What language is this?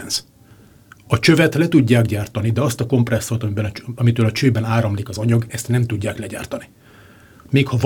Hungarian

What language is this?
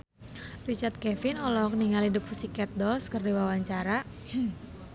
Sundanese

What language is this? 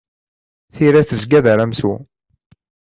Kabyle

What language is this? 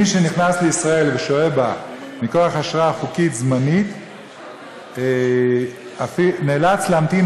Hebrew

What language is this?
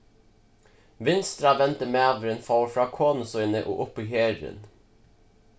Faroese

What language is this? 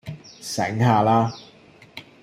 Cantonese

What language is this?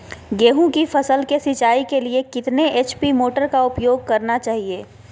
Magahi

